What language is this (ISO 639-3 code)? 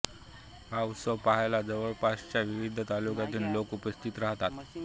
mar